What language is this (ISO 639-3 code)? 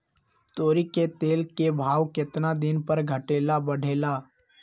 mag